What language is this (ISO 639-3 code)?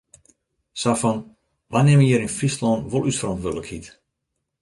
fry